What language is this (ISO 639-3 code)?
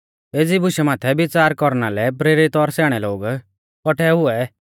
bfz